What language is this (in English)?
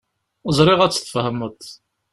Kabyle